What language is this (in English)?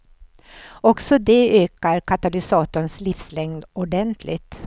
Swedish